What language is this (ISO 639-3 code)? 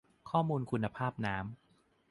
tha